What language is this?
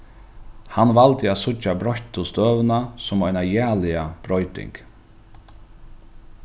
Faroese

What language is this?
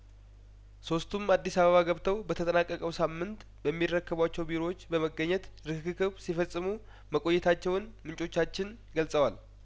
Amharic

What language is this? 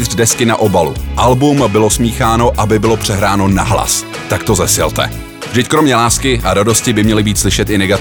Czech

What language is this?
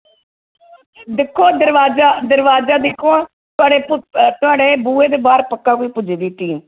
Dogri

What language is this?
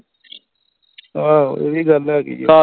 Punjabi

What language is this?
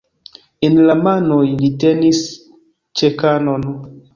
Esperanto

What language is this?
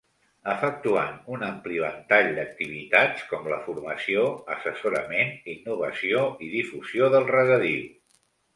Catalan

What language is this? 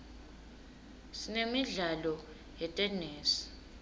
Swati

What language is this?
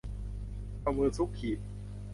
Thai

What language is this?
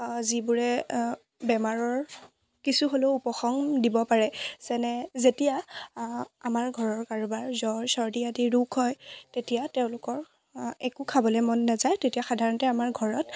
Assamese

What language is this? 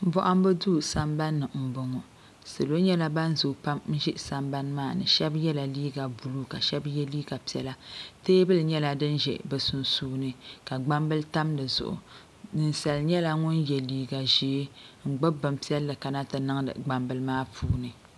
Dagbani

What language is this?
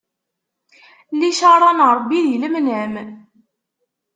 Kabyle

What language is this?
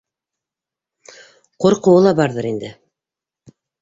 Bashkir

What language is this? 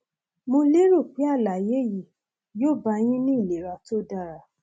Yoruba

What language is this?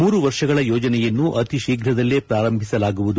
Kannada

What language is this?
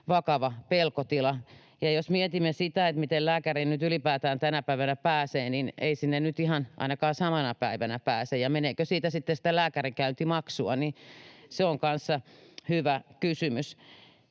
Finnish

